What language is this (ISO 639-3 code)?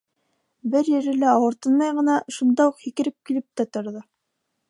bak